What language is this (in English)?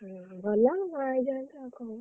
Odia